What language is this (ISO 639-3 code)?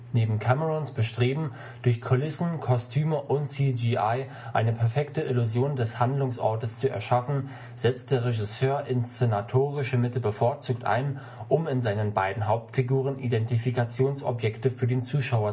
deu